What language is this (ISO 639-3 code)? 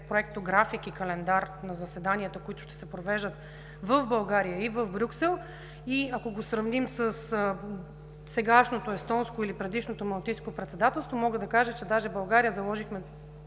bul